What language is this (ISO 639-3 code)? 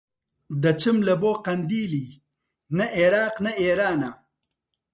ckb